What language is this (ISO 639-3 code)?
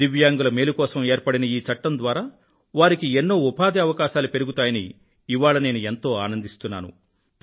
tel